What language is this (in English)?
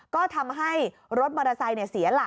Thai